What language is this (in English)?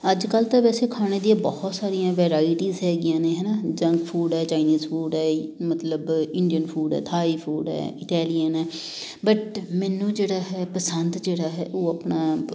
Punjabi